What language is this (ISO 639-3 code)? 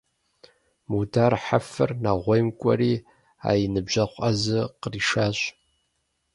kbd